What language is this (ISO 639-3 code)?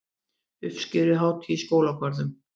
isl